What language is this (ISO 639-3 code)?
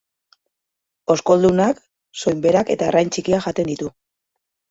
eus